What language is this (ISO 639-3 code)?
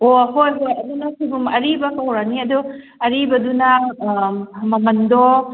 mni